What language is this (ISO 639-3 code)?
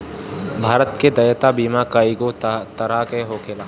bho